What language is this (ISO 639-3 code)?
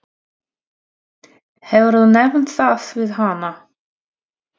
isl